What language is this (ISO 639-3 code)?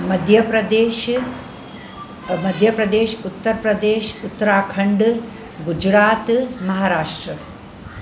snd